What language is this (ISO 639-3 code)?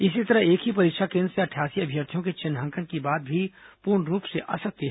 hin